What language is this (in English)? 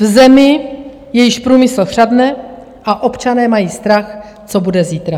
Czech